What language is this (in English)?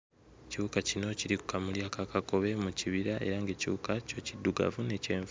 Ganda